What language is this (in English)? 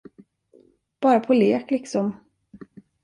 Swedish